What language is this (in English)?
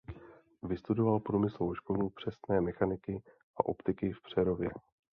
Czech